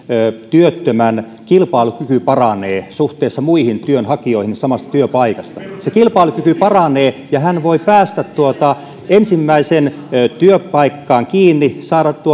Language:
Finnish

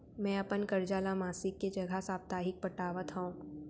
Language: Chhattisgarhi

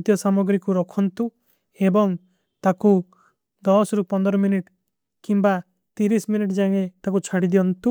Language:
Kui (India)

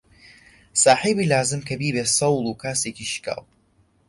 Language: Central Kurdish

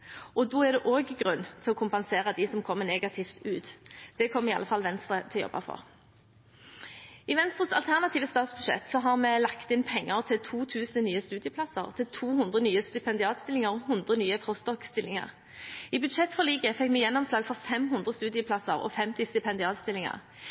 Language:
Norwegian Bokmål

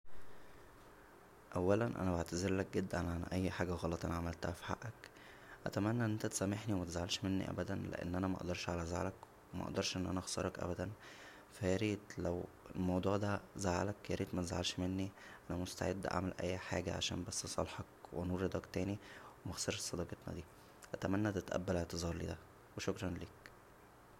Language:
Egyptian Arabic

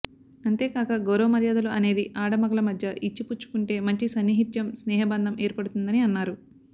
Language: Telugu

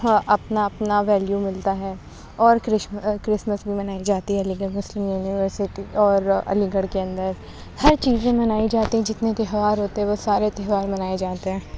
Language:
Urdu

